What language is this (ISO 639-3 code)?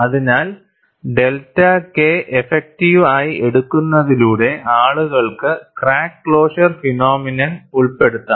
mal